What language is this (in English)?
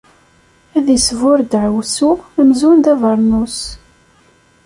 Kabyle